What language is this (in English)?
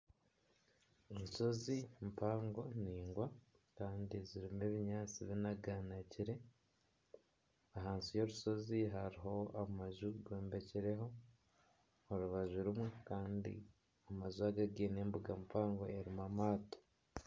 Nyankole